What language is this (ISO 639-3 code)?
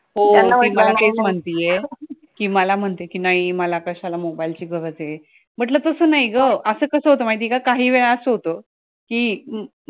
mar